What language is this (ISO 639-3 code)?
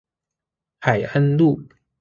zho